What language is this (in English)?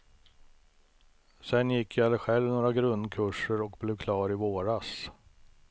Swedish